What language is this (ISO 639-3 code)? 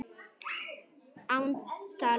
isl